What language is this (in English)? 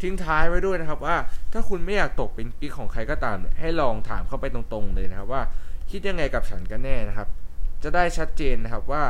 Thai